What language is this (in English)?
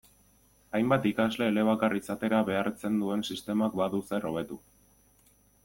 Basque